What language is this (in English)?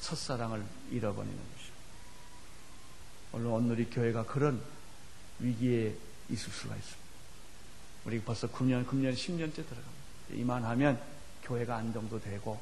Korean